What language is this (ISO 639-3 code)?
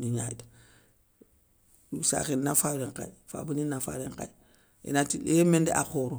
snk